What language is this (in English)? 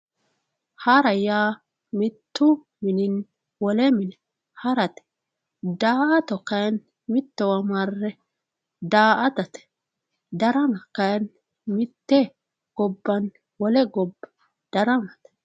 Sidamo